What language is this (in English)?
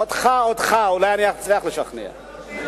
Hebrew